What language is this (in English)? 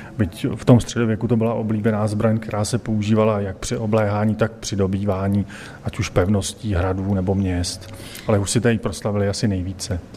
Czech